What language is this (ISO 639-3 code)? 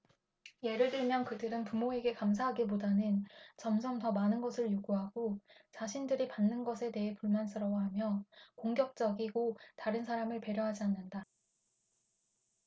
kor